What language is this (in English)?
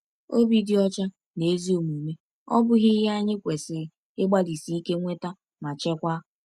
Igbo